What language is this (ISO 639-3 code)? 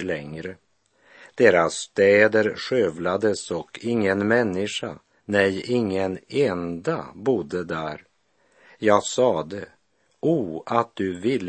swe